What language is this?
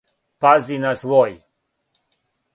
Serbian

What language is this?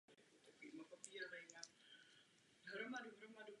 Czech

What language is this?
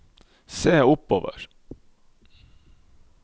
Norwegian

